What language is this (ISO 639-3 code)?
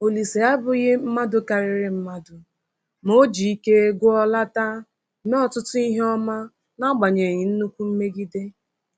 ibo